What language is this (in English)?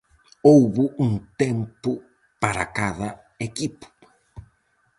Galician